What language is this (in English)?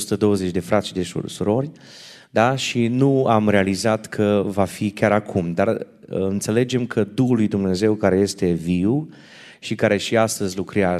Romanian